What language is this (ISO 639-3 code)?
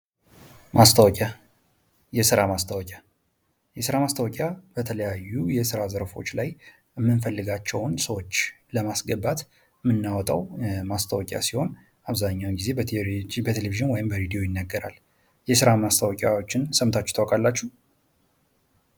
amh